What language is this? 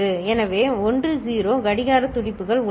Tamil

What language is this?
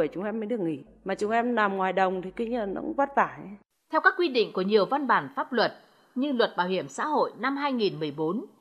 Vietnamese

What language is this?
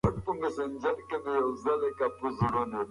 Pashto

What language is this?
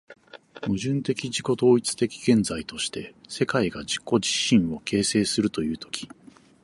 Japanese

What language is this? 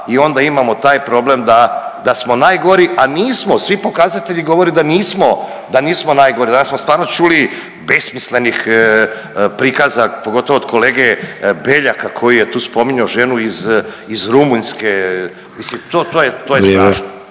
Croatian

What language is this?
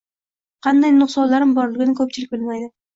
Uzbek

